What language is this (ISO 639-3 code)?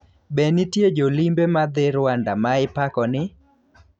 luo